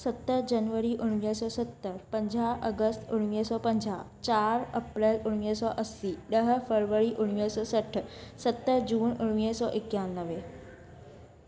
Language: Sindhi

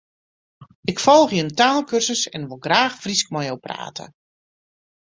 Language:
Western Frisian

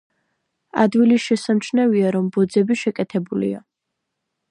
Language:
Georgian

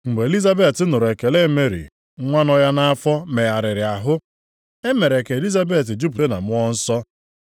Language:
Igbo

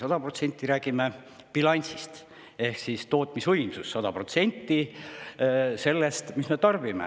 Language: Estonian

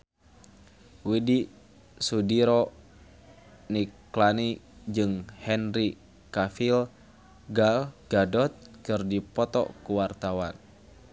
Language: Sundanese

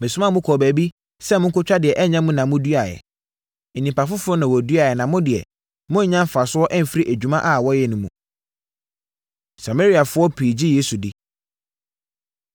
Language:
Akan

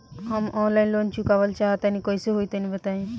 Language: Bhojpuri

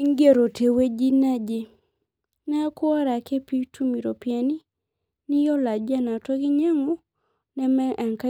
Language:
Masai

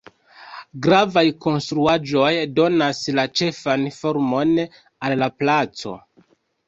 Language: Esperanto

